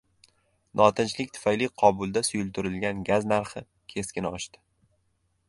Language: Uzbek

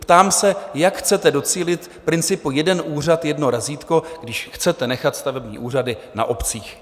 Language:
Czech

